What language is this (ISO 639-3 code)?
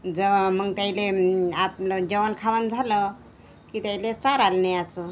mar